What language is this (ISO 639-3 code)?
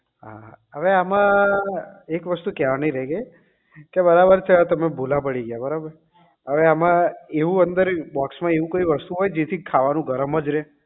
guj